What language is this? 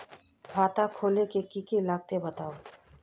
Magahi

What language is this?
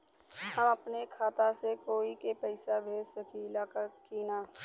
Bhojpuri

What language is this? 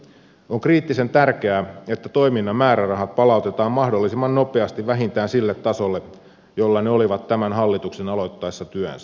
Finnish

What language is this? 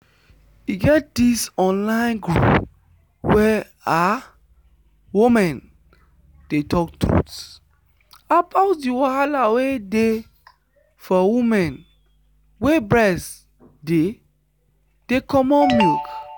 Nigerian Pidgin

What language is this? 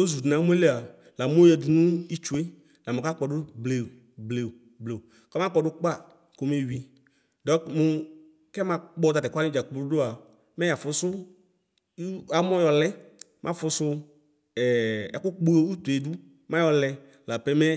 Ikposo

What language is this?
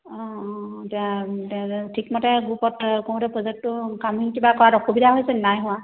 Assamese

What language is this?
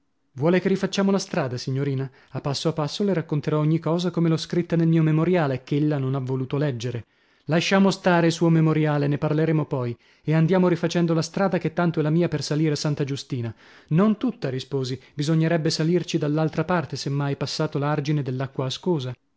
Italian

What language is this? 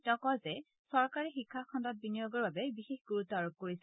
Assamese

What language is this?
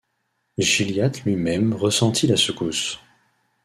French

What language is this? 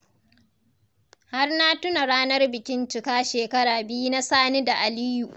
Hausa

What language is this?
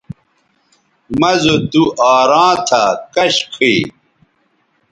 Bateri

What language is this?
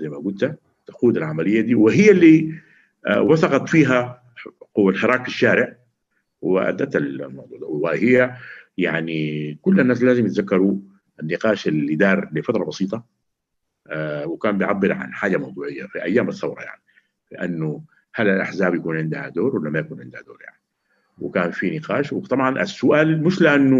Arabic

